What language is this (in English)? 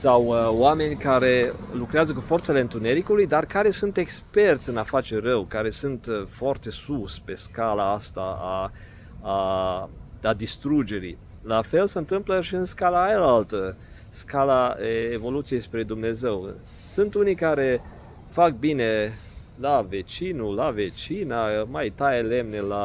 Romanian